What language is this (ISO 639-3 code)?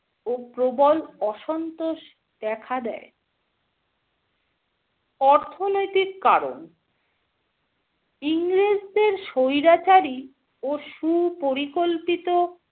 ben